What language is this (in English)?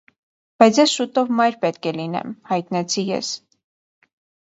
Armenian